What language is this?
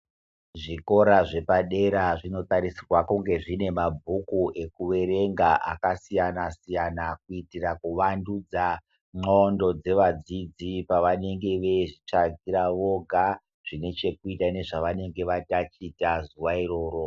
Ndau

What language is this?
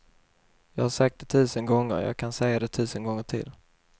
Swedish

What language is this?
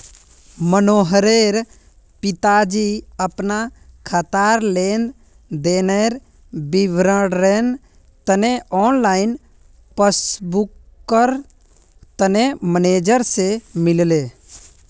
Magahi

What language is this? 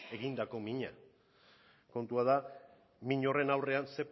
Basque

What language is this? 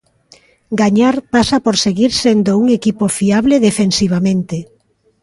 Galician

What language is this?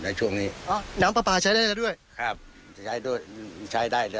Thai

